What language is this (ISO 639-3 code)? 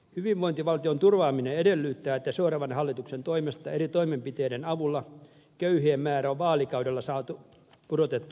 fin